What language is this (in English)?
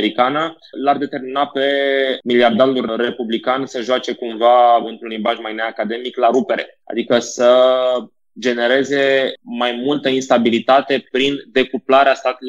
Romanian